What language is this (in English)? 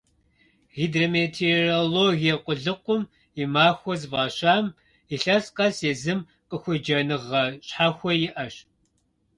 Kabardian